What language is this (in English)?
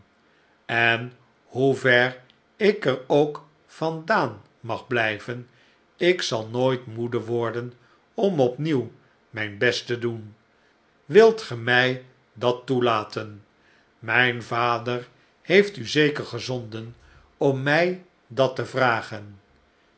Dutch